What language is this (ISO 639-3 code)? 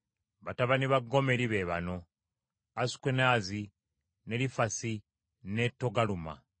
lug